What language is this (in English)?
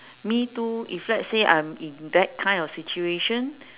English